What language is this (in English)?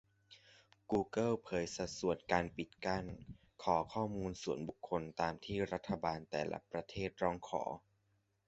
Thai